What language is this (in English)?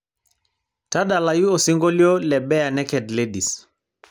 Masai